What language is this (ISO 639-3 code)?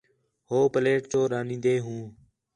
xhe